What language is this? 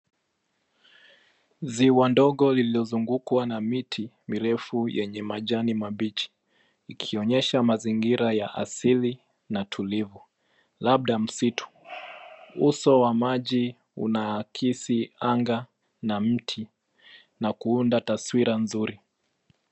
Swahili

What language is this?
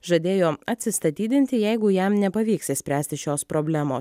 Lithuanian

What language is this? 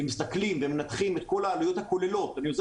Hebrew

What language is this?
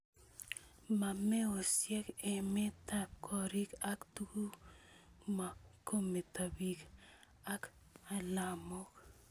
Kalenjin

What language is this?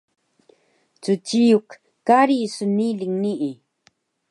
Taroko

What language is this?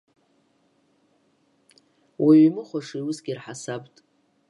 Abkhazian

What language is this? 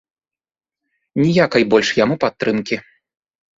Belarusian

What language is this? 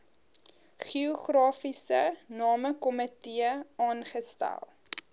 Afrikaans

